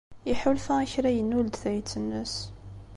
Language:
Kabyle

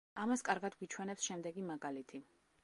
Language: Georgian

